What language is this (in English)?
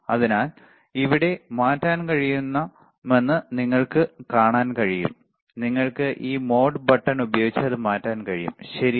Malayalam